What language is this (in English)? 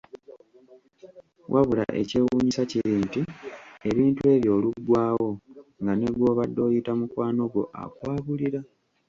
Ganda